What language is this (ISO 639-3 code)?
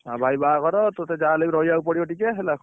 ori